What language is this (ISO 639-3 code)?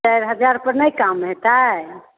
mai